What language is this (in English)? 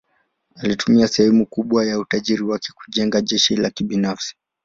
Swahili